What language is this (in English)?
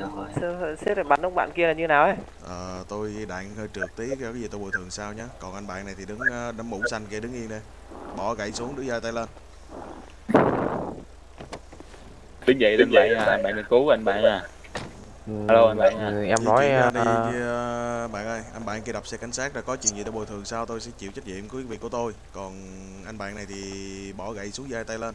Vietnamese